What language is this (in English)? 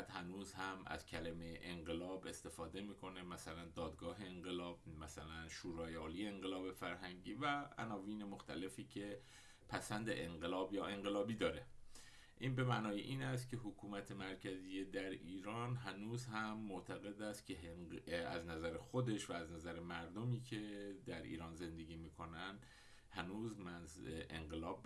Persian